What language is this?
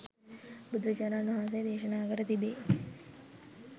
Sinhala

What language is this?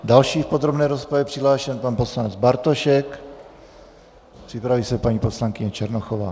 Czech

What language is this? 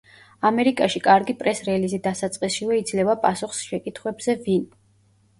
Georgian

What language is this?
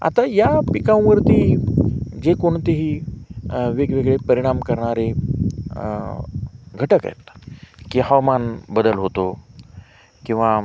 Marathi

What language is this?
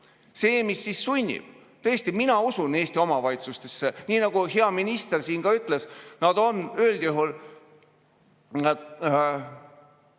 Estonian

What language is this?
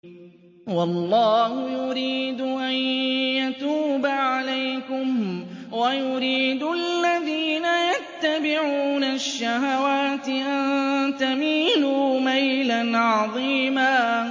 Arabic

